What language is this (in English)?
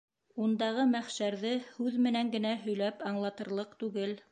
Bashkir